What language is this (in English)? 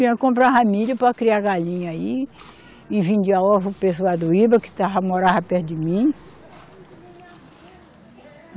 Portuguese